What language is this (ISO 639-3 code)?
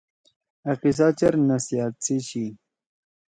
trw